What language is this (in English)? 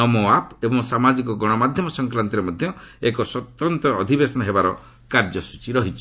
Odia